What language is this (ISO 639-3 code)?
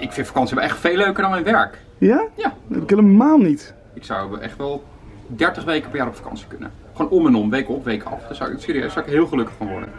nld